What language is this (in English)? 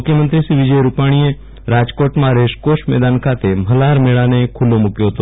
Gujarati